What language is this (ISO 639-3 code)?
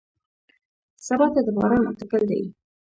pus